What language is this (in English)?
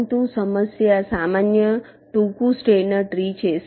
Gujarati